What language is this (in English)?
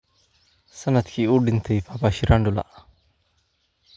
Somali